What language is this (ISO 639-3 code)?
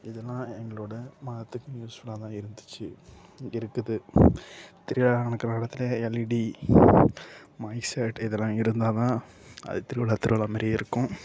tam